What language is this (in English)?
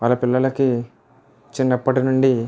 Telugu